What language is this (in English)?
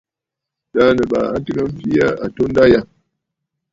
Bafut